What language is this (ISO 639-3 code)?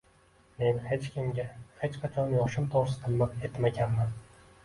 uzb